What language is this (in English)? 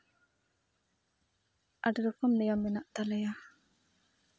Santali